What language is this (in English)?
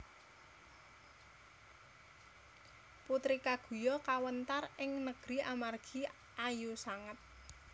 Javanese